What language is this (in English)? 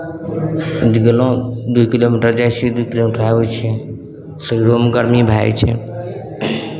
Maithili